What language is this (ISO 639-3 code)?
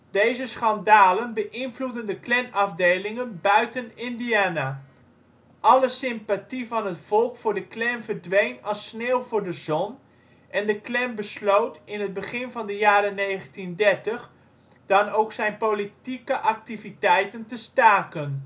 nld